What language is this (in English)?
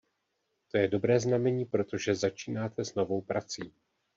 Czech